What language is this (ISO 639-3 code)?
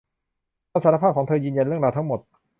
tha